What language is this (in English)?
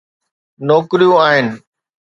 Sindhi